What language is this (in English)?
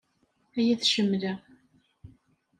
Kabyle